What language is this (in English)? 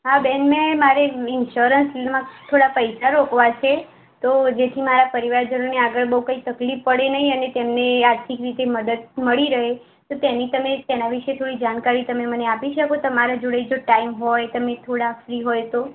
Gujarati